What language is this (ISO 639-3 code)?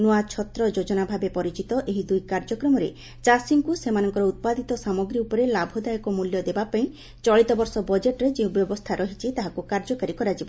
ori